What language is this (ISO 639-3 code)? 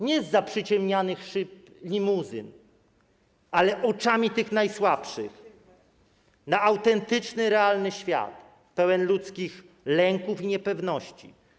pol